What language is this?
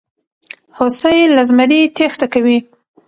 Pashto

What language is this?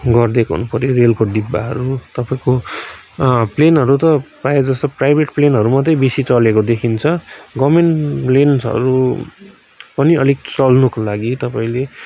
Nepali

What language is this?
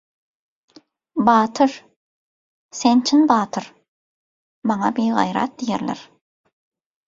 Turkmen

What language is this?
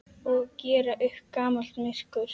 Icelandic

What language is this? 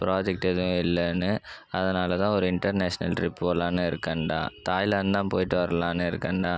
Tamil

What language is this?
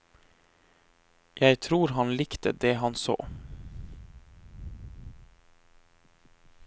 Norwegian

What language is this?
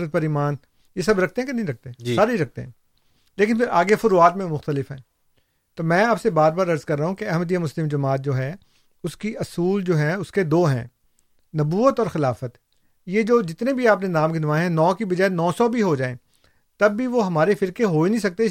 Urdu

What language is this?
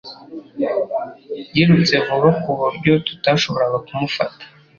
Kinyarwanda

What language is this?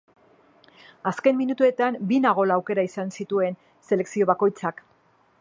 Basque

